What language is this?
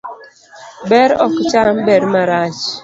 Luo (Kenya and Tanzania)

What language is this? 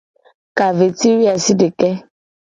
Gen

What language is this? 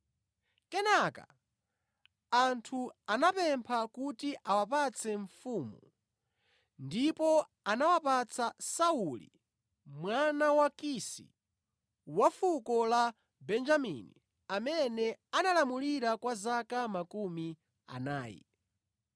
Nyanja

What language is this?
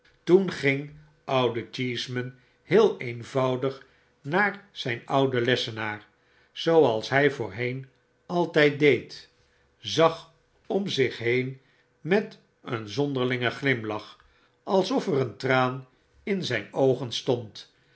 Dutch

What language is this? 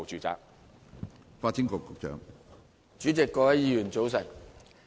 Cantonese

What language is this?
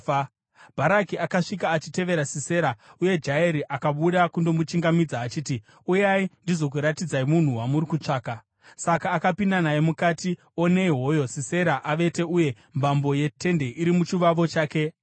Shona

